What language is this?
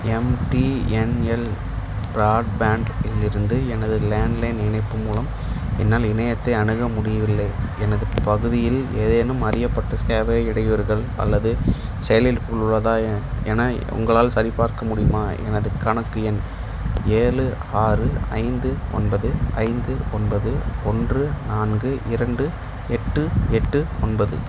Tamil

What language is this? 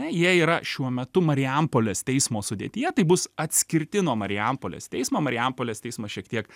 Lithuanian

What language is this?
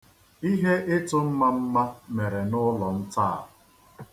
Igbo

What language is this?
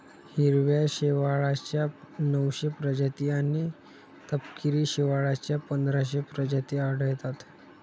Marathi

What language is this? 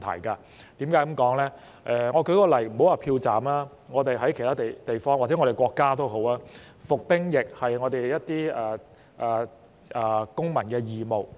Cantonese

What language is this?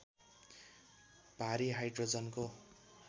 Nepali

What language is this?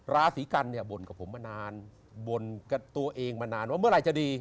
Thai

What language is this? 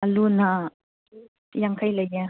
Manipuri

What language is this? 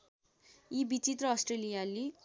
Nepali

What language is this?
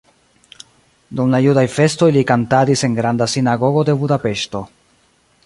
Esperanto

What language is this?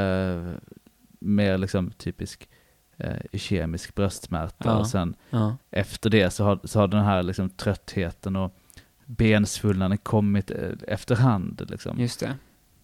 Swedish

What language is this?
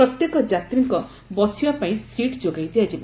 Odia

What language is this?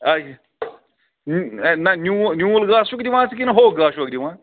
Kashmiri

